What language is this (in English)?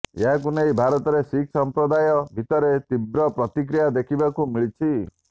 Odia